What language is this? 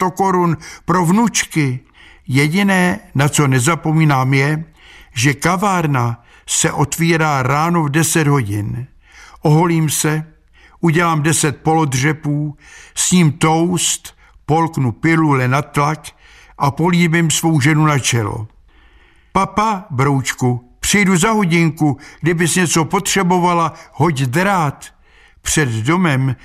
Czech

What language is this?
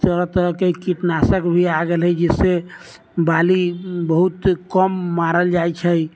Maithili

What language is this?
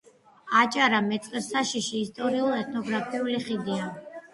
Georgian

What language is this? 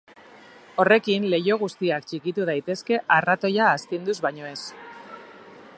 Basque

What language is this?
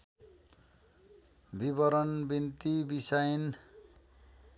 Nepali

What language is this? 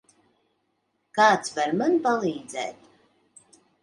Latvian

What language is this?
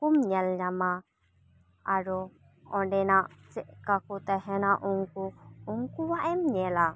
Santali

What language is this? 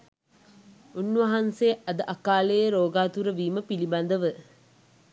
Sinhala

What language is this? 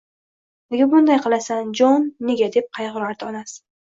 Uzbek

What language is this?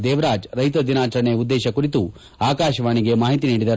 Kannada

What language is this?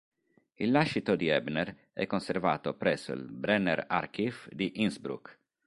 Italian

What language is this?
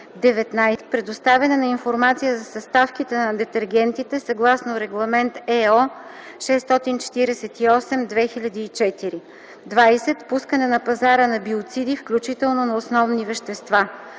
Bulgarian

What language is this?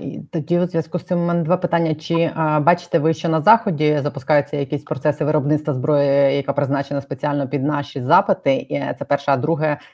Ukrainian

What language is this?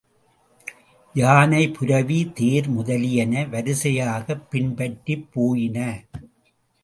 Tamil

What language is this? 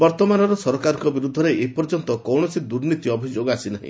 Odia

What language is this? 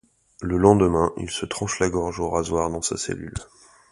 French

